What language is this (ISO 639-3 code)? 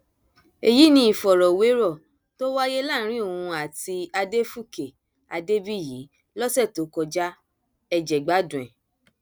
yor